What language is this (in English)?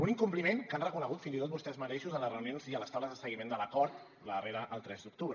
Catalan